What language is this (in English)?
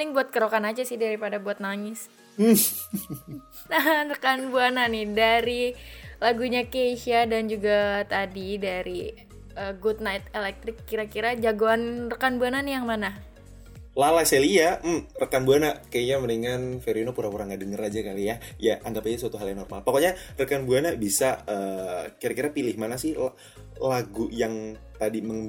Indonesian